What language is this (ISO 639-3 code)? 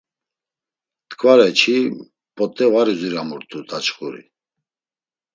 lzz